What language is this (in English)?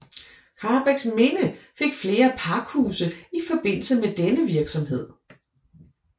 Danish